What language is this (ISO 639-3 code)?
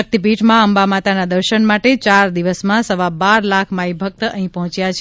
guj